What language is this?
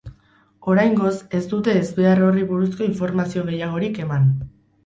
Basque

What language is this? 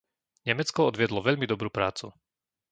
Slovak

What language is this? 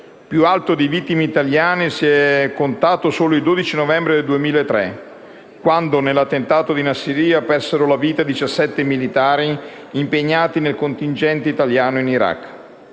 Italian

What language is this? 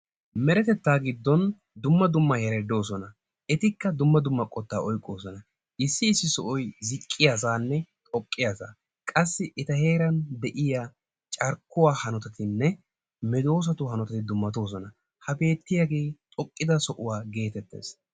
Wolaytta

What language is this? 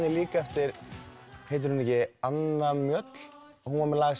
Icelandic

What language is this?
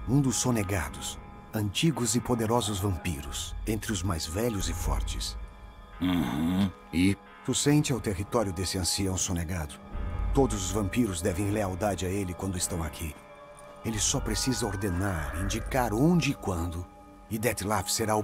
Portuguese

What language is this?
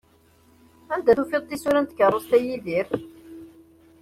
Kabyle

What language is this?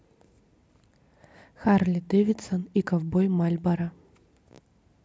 Russian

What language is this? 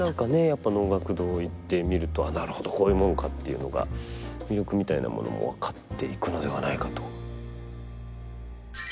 Japanese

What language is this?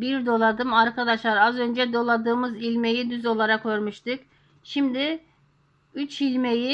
Turkish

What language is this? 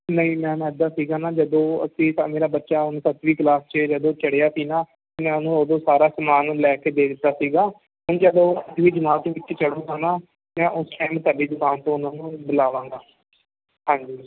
Punjabi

